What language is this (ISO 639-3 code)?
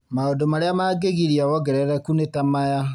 kik